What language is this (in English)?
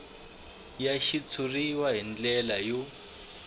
Tsonga